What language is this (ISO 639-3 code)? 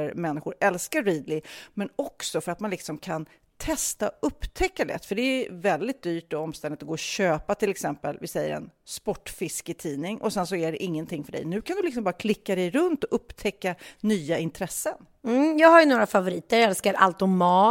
swe